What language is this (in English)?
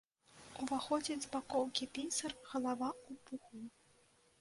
Belarusian